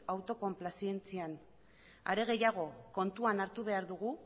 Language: Basque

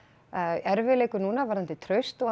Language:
Icelandic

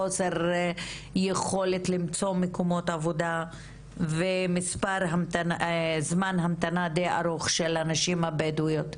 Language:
Hebrew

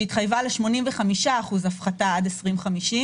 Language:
Hebrew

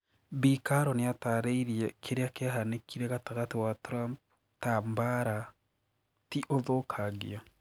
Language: Kikuyu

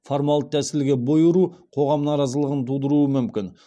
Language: Kazakh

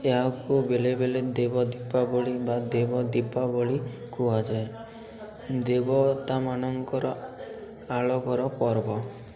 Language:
Odia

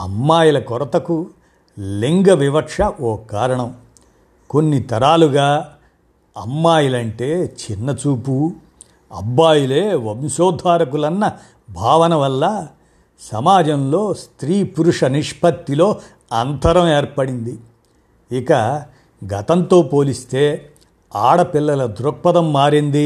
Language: Telugu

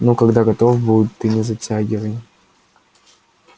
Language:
Russian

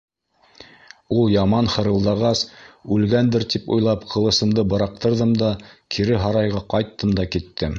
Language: Bashkir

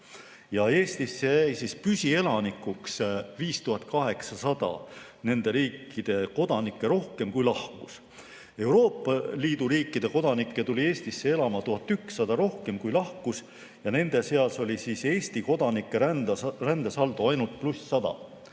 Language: Estonian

